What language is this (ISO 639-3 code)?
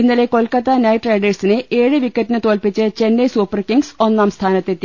mal